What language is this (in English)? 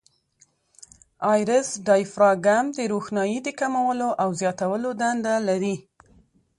Pashto